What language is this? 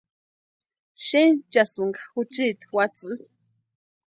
Western Highland Purepecha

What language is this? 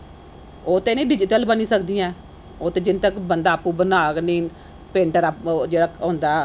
Dogri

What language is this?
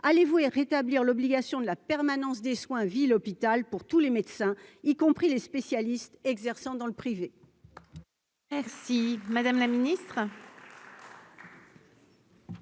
French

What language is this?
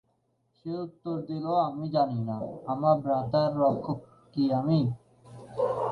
Bangla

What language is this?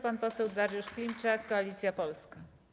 Polish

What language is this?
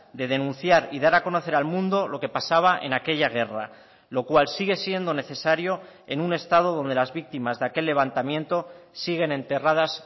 Spanish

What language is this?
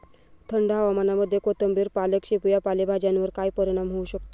Marathi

